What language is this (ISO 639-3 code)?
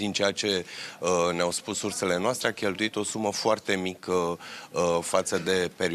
ron